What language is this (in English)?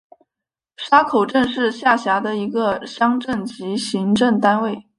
Chinese